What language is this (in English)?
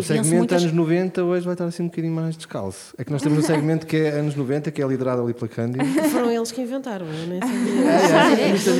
Portuguese